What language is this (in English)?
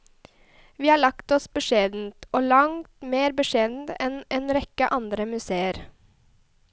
Norwegian